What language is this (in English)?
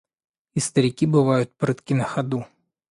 Russian